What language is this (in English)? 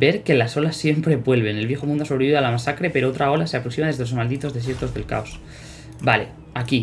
Spanish